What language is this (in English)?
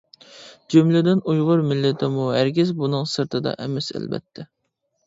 Uyghur